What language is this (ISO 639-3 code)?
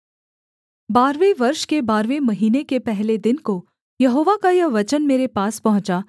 hin